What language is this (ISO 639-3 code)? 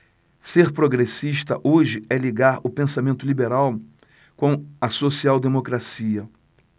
por